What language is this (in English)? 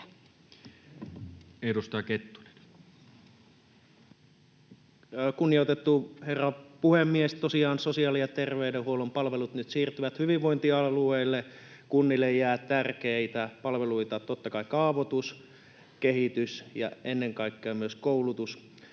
Finnish